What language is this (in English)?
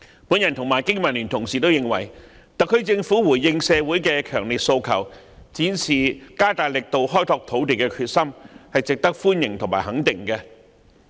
Cantonese